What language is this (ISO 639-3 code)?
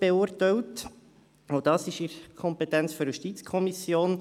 gsw